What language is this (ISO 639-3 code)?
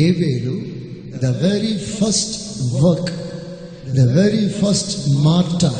tel